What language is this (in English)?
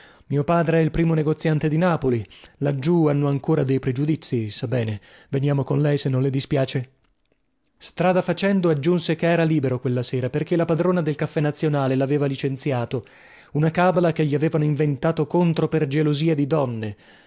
Italian